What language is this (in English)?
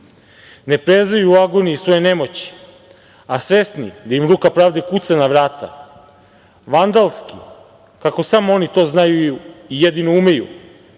Serbian